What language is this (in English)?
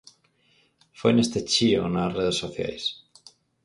Galician